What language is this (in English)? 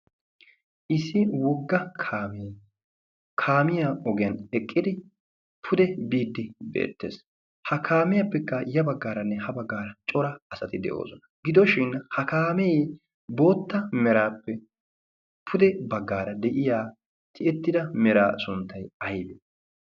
Wolaytta